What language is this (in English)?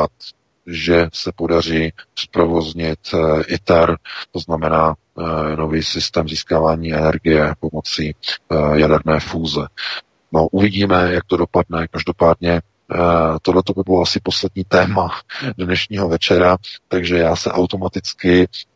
Czech